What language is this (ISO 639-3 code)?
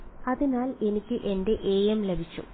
mal